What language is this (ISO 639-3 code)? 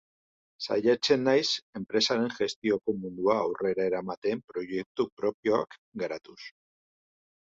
eus